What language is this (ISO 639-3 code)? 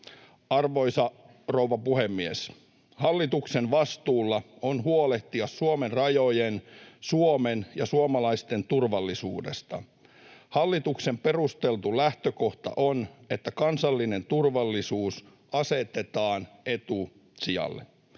fin